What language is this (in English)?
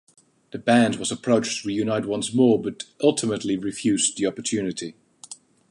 English